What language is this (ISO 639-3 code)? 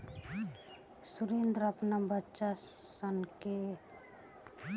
bho